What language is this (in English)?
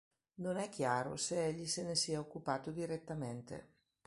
Italian